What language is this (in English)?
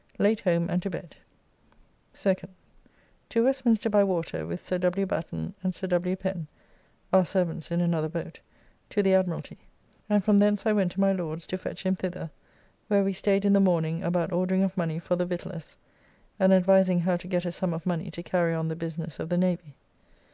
English